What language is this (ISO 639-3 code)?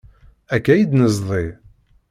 kab